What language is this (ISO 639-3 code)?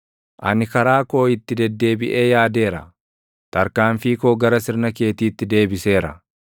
orm